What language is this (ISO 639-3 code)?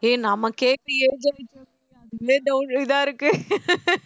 tam